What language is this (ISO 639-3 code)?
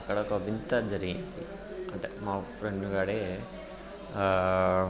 tel